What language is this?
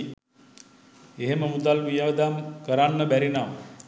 Sinhala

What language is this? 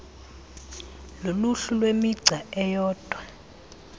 Xhosa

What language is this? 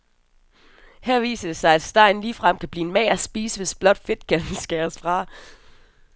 Danish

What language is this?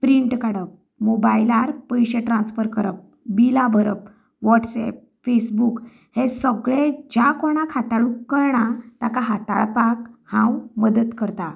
Konkani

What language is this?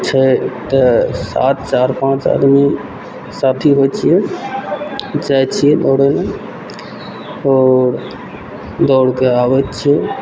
Maithili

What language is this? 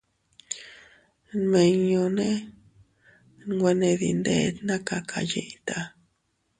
Teutila Cuicatec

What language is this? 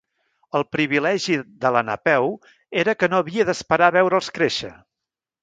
Catalan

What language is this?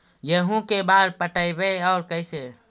Magahi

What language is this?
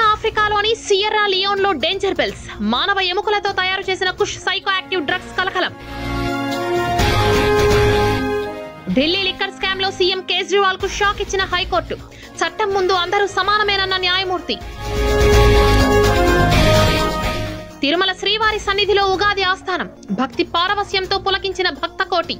Telugu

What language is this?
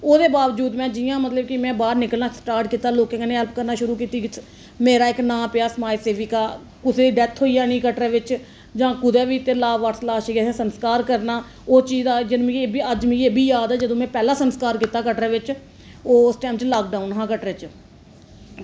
Dogri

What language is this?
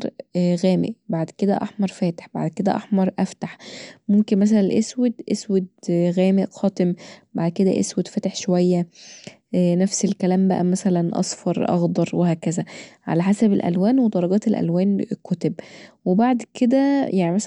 Egyptian Arabic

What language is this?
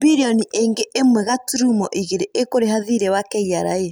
Kikuyu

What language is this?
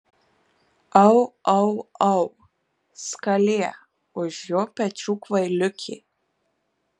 Lithuanian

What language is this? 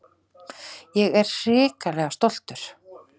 Icelandic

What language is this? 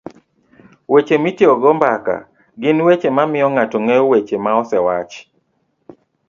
Luo (Kenya and Tanzania)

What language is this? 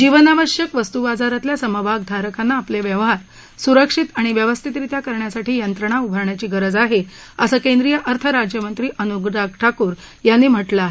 Marathi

